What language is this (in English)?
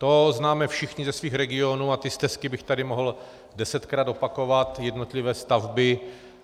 Czech